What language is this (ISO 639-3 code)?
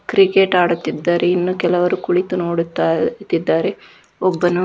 kan